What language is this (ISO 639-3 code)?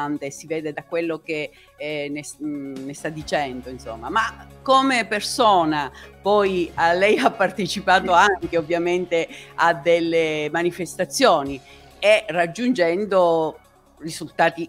ita